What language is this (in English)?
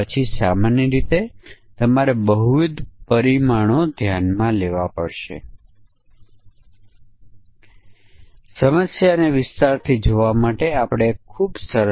Gujarati